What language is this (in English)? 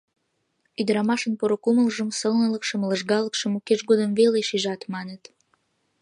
Mari